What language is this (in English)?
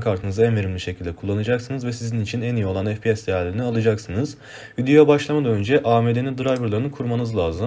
Turkish